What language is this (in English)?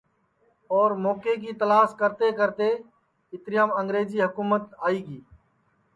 Sansi